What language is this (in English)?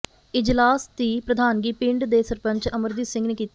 Punjabi